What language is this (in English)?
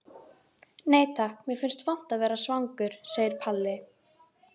Icelandic